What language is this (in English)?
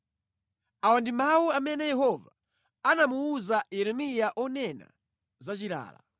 Nyanja